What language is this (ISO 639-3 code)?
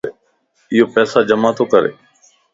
lss